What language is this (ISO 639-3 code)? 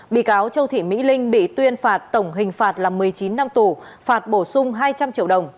vie